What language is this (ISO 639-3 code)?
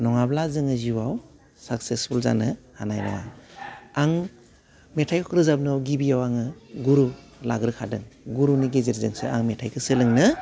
brx